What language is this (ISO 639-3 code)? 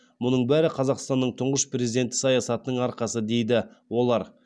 kaz